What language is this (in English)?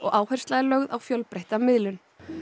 Icelandic